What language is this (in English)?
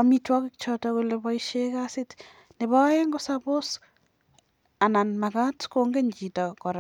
Kalenjin